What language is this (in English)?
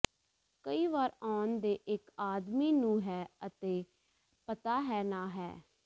Punjabi